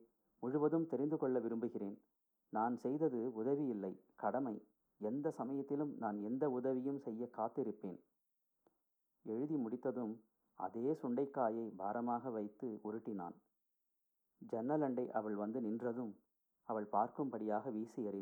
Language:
Tamil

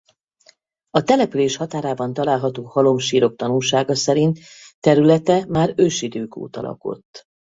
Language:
Hungarian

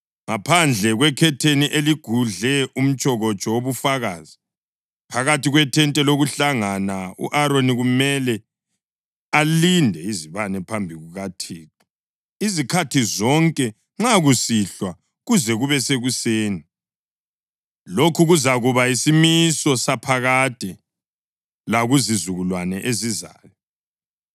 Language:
North Ndebele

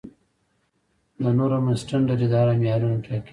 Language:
Pashto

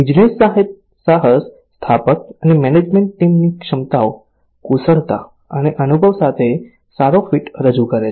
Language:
Gujarati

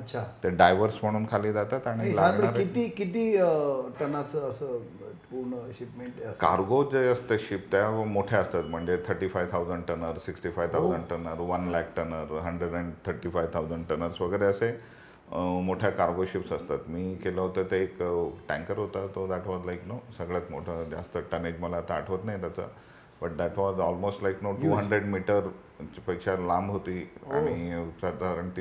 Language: Marathi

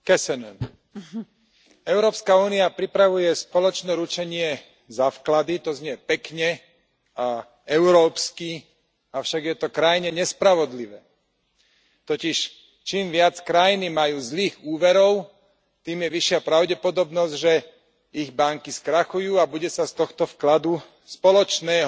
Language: Slovak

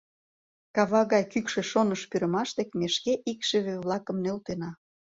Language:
Mari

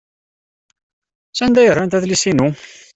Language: Kabyle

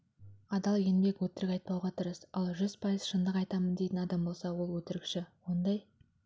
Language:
Kazakh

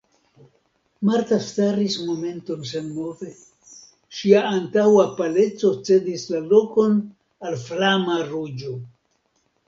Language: Esperanto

